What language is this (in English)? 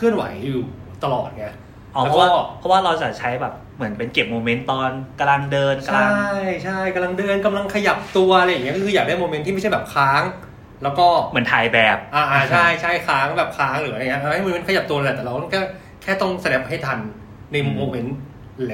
Thai